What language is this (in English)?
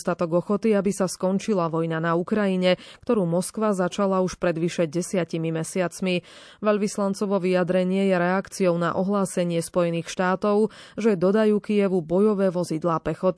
Slovak